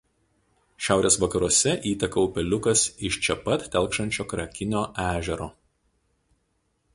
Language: Lithuanian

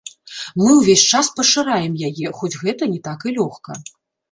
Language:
Belarusian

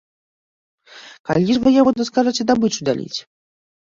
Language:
Belarusian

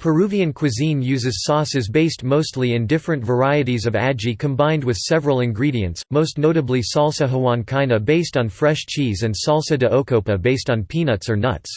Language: English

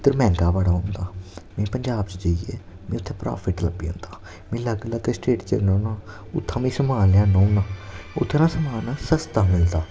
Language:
Dogri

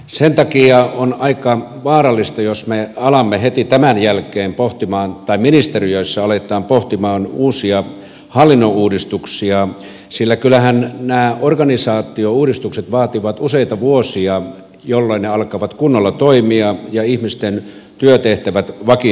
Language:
Finnish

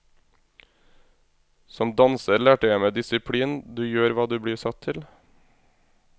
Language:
Norwegian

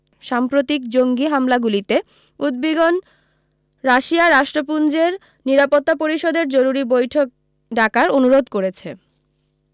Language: Bangla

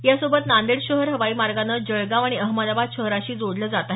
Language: Marathi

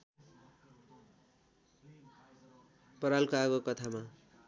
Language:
Nepali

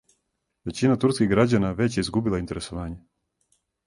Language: Serbian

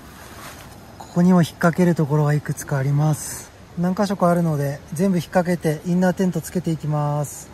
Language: Japanese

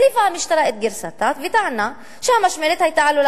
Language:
Hebrew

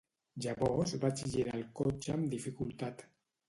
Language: Catalan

